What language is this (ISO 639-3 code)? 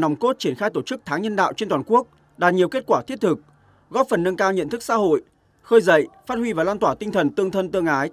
vie